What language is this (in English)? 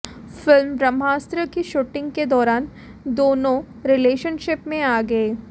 Hindi